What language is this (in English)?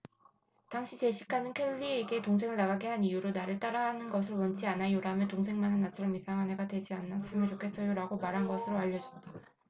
Korean